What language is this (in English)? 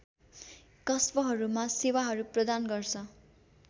Nepali